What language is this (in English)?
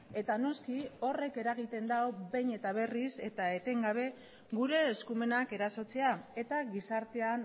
Basque